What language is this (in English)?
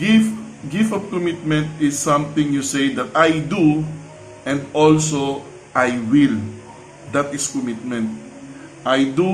Filipino